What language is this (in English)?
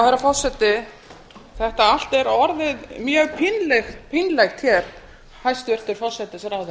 Icelandic